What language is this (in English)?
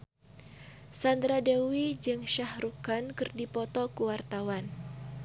Sundanese